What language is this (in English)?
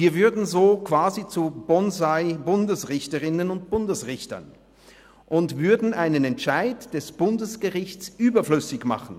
Swiss German